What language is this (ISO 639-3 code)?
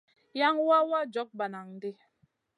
mcn